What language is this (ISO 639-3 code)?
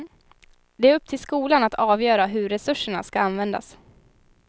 swe